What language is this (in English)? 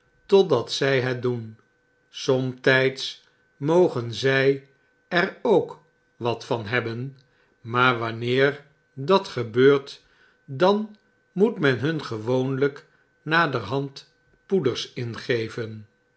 Dutch